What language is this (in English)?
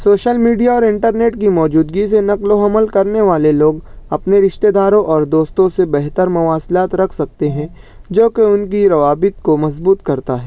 Urdu